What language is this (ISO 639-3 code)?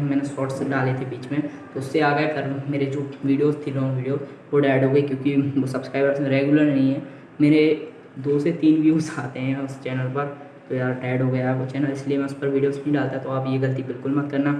hin